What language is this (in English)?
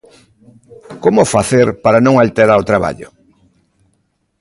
Galician